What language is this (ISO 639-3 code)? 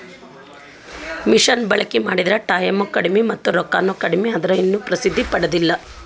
kan